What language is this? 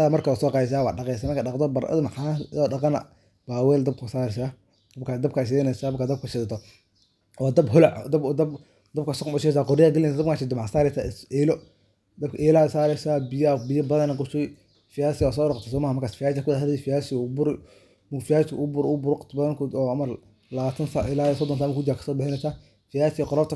Somali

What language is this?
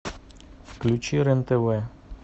Russian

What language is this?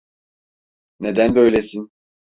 Turkish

